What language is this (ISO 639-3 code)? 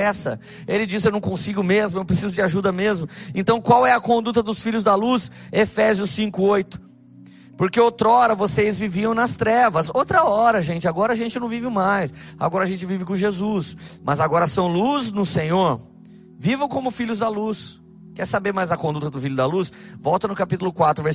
por